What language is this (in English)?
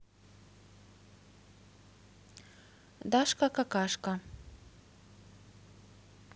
Russian